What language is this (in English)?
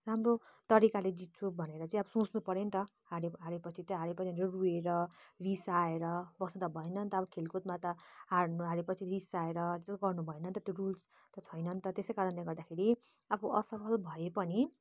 Nepali